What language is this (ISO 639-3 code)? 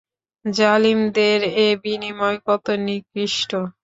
ben